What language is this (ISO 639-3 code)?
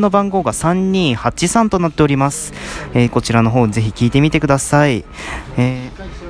jpn